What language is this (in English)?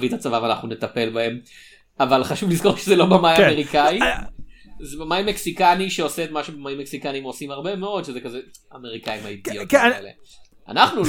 Hebrew